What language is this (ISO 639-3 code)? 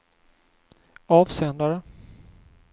swe